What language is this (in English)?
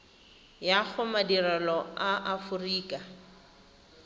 Tswana